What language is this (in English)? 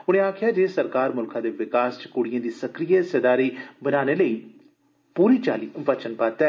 Dogri